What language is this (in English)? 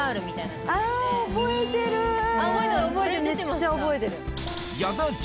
Japanese